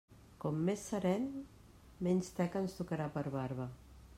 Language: Catalan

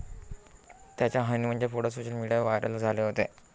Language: Marathi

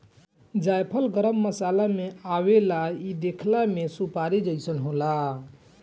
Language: Bhojpuri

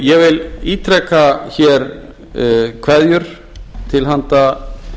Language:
Icelandic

